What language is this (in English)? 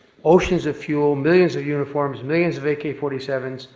English